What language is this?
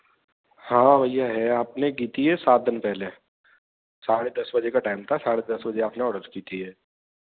Hindi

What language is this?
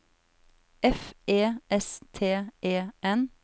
Norwegian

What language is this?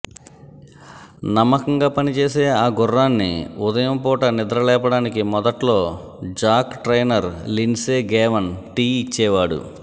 Telugu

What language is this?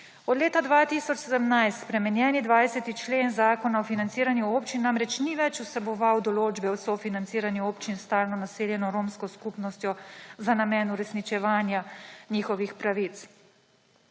Slovenian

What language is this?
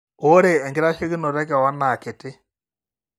Masai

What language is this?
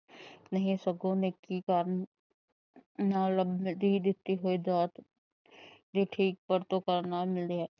Punjabi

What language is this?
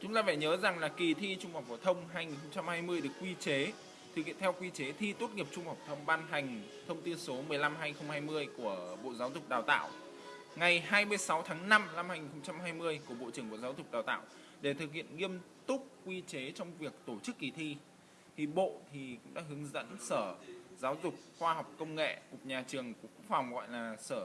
Vietnamese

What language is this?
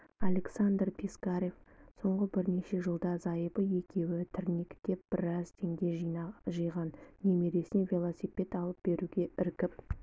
Kazakh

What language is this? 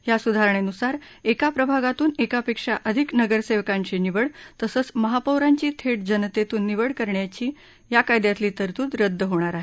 Marathi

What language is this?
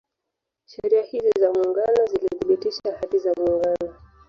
Swahili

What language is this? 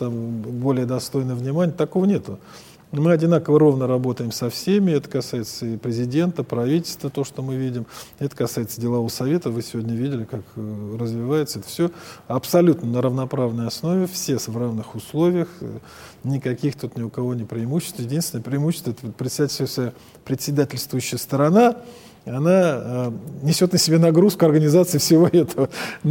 Russian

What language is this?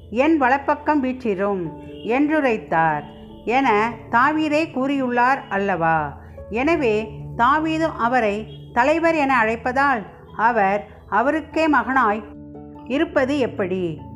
Tamil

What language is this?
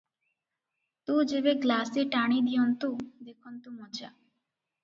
Odia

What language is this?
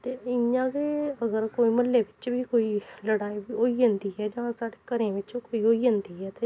Dogri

